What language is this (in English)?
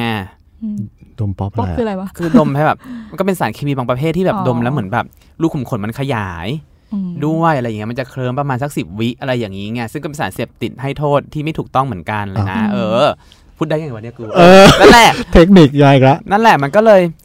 Thai